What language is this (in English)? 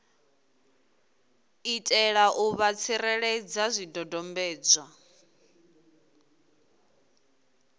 Venda